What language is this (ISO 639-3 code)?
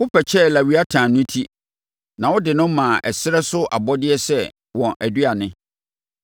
aka